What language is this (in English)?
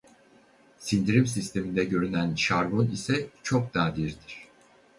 Turkish